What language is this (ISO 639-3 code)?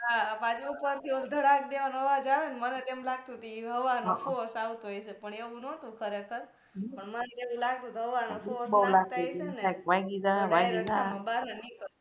guj